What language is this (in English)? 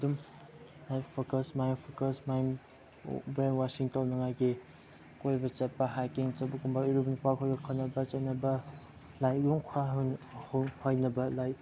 Manipuri